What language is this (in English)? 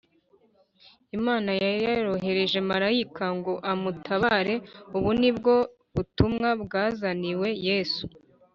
Kinyarwanda